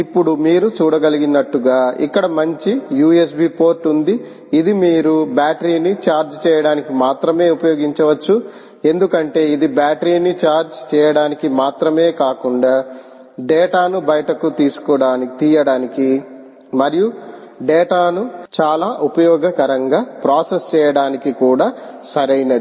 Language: Telugu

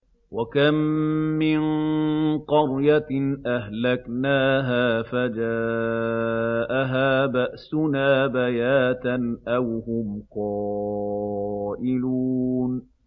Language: Arabic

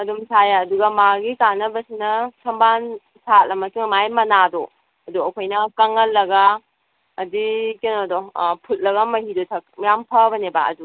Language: Manipuri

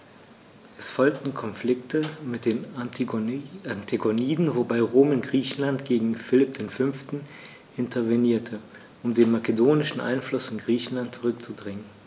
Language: German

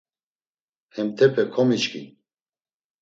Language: Laz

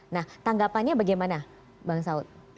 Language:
Indonesian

